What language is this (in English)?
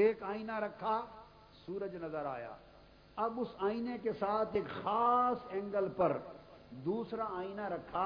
Urdu